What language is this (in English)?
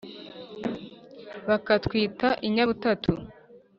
Kinyarwanda